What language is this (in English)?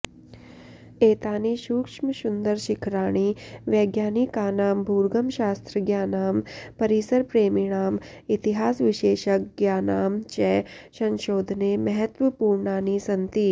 Sanskrit